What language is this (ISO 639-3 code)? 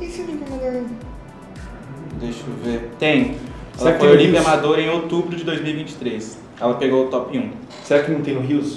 por